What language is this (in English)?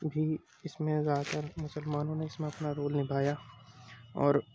Urdu